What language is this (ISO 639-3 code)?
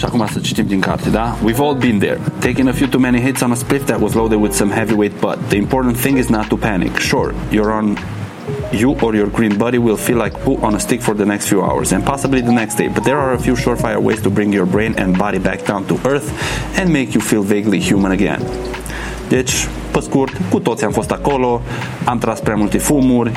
ron